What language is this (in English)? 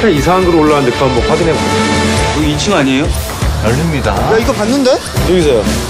Korean